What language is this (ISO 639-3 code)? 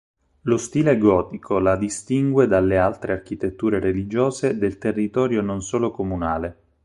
ita